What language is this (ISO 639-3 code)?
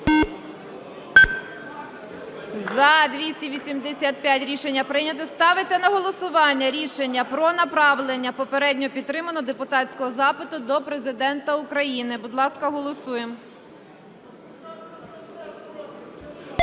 ukr